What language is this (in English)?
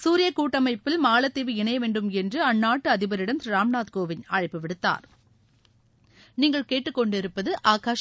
Tamil